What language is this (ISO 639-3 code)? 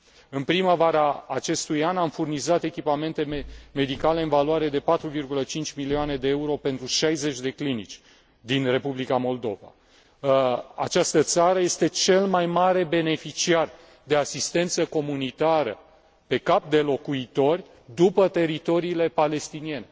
ron